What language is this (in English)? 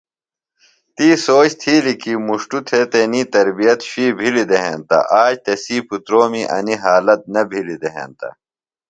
Phalura